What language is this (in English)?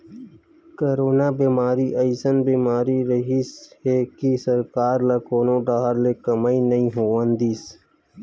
Chhattisgarhi